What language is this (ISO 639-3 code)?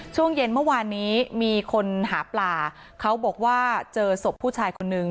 tha